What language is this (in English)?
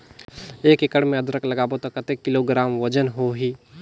Chhattisgarhi